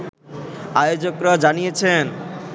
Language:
Bangla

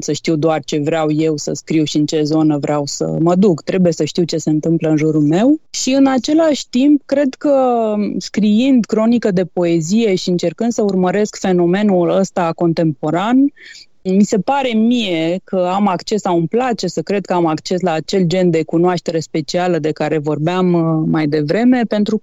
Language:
Romanian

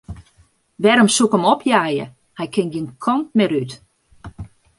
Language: Western Frisian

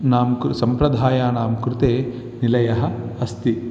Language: Sanskrit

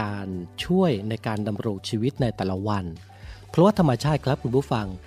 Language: Thai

